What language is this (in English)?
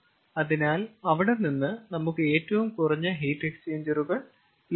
Malayalam